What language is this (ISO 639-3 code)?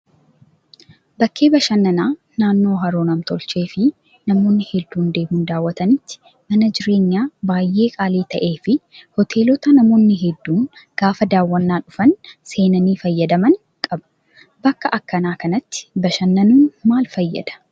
orm